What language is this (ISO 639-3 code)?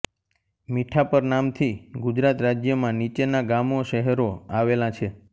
guj